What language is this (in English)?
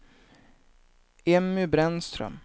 Swedish